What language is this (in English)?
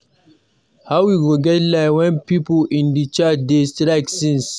Nigerian Pidgin